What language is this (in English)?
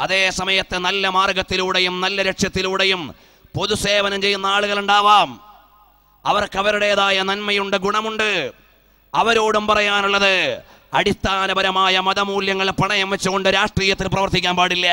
Malayalam